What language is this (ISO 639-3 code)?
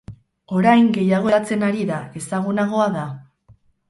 eus